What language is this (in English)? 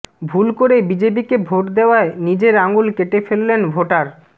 Bangla